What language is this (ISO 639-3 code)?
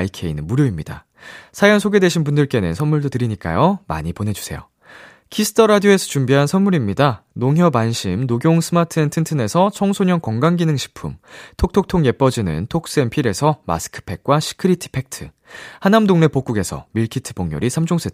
kor